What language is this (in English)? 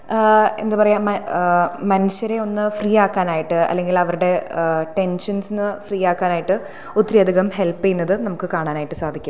Malayalam